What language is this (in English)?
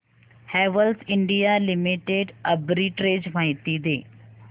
Marathi